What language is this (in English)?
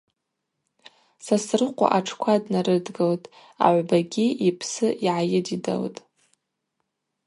Abaza